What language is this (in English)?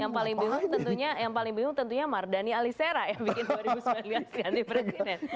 Indonesian